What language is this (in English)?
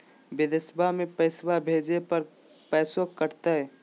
Magahi